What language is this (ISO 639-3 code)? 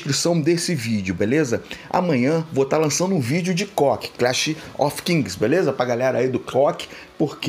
por